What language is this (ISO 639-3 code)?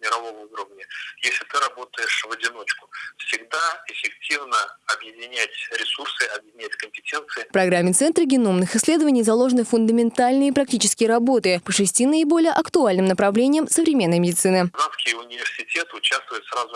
rus